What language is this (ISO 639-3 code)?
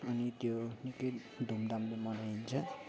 nep